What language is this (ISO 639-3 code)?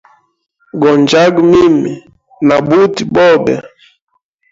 hem